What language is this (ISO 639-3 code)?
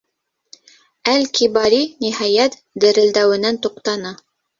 bak